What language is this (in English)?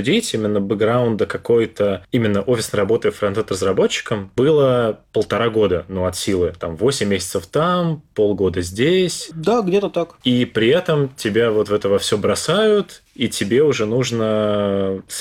Russian